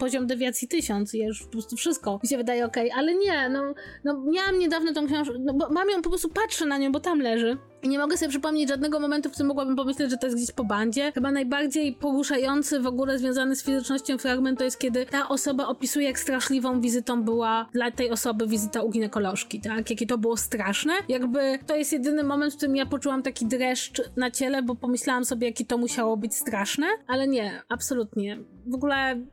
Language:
Polish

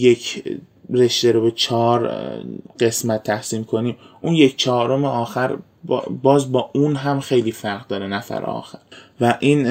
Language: Persian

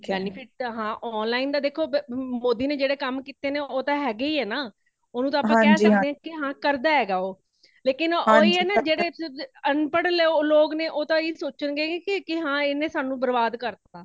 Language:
Punjabi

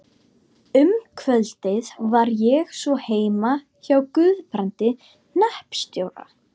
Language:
Icelandic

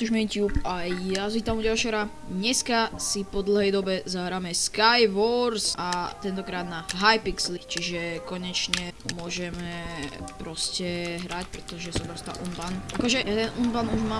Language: Slovak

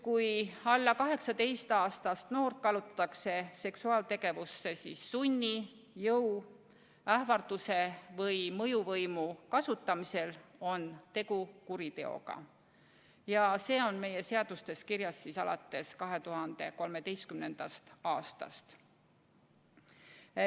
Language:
Estonian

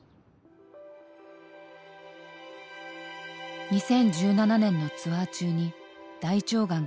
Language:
Japanese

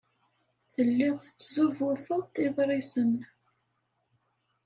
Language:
Kabyle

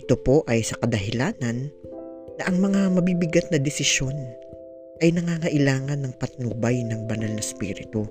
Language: Filipino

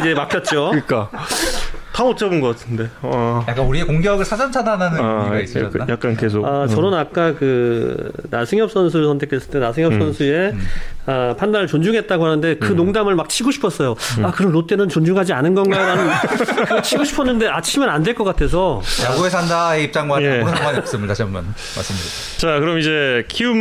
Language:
Korean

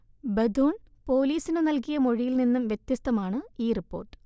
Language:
Malayalam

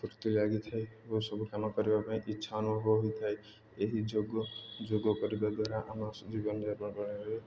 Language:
Odia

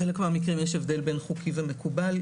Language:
Hebrew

